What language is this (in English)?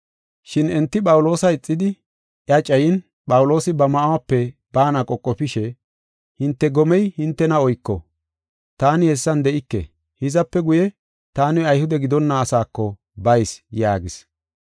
Gofa